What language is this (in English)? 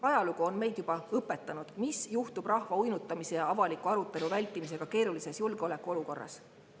Estonian